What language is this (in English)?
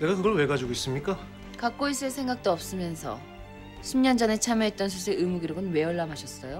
Korean